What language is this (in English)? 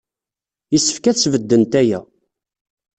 Kabyle